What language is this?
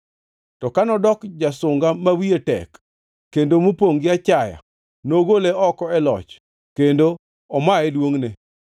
Luo (Kenya and Tanzania)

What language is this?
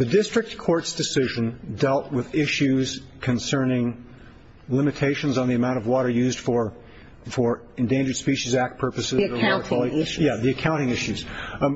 English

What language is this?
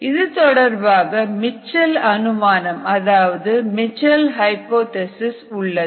Tamil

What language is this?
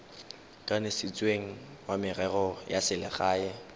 Tswana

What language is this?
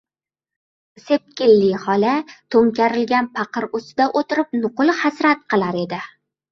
Uzbek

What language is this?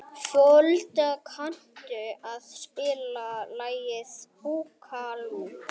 Icelandic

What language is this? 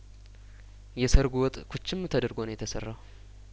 Amharic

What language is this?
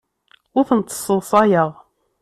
Kabyle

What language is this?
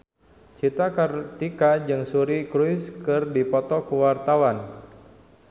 Sundanese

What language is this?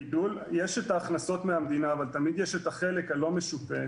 Hebrew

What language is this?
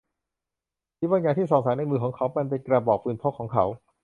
Thai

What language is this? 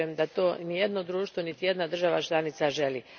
Croatian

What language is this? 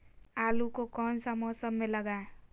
Magahi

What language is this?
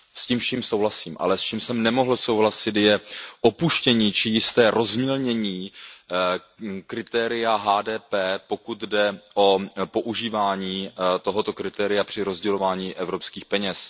Czech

